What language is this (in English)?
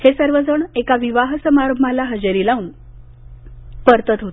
Marathi